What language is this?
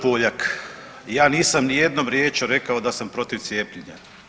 Croatian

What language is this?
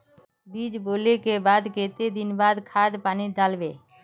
Magahi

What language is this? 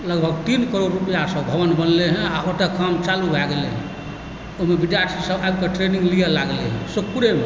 Maithili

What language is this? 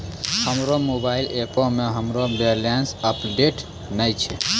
Maithili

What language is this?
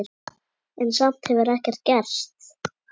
Icelandic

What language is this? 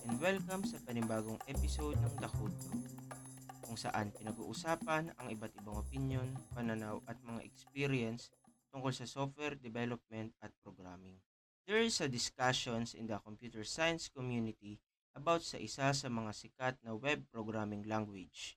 Filipino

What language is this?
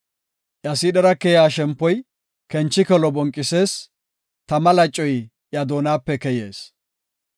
Gofa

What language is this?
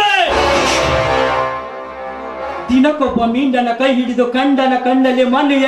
Hindi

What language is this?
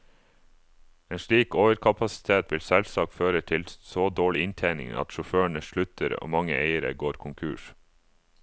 Norwegian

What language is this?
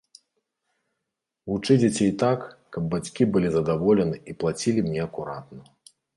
Belarusian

